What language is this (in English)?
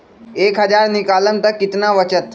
Magahi